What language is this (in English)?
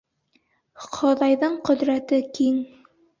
Bashkir